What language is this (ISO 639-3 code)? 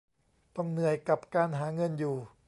tha